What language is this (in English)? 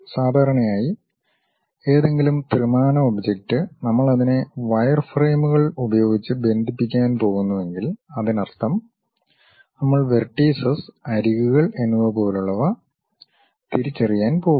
Malayalam